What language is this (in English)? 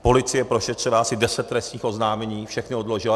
Czech